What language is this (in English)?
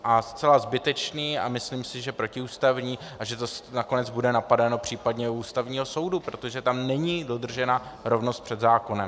Czech